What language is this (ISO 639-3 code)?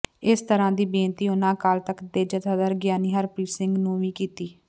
pan